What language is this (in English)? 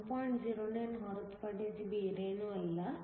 Kannada